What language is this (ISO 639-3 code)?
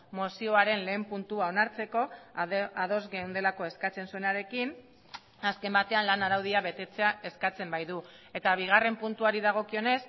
eus